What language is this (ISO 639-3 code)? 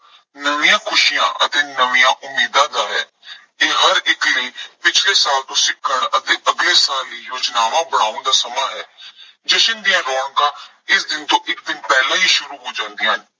pan